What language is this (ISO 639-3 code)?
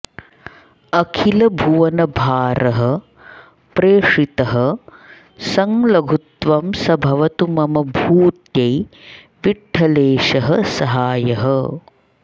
san